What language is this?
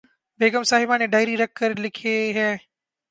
Urdu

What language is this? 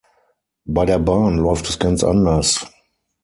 German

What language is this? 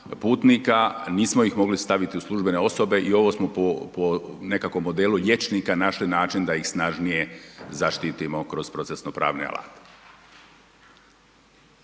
Croatian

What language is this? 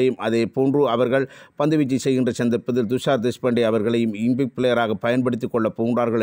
Indonesian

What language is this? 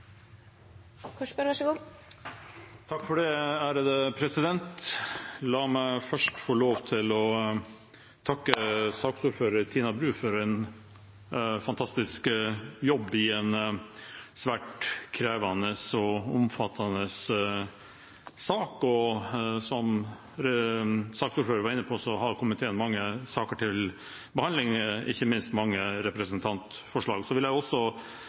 Norwegian Bokmål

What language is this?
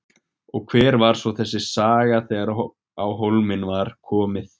Icelandic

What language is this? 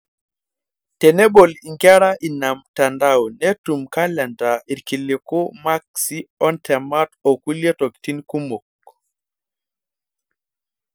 Masai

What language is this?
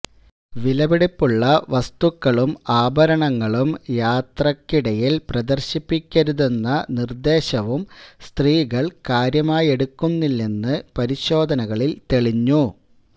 Malayalam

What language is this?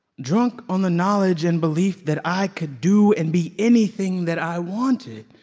English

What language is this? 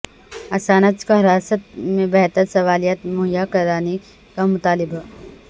Urdu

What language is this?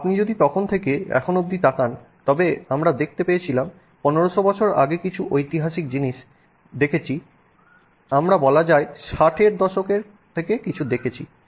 Bangla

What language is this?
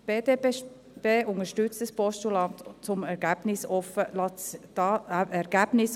Swiss German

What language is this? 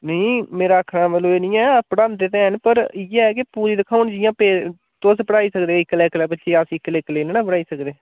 Dogri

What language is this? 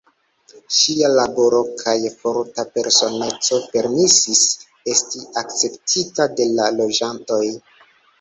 Esperanto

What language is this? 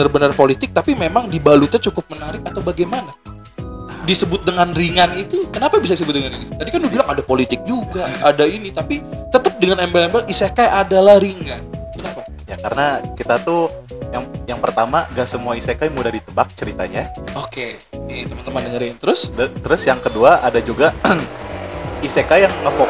Indonesian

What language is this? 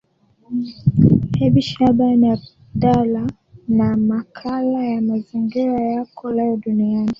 Swahili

